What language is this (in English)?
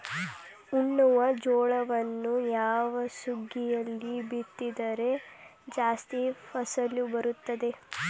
Kannada